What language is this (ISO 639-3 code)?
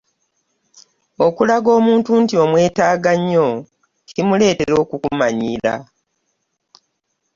lug